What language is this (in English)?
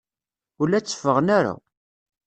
Kabyle